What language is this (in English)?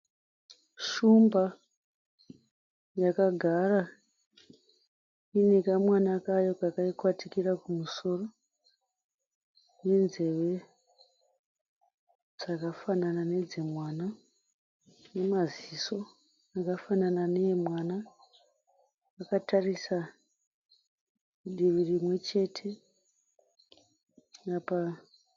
Shona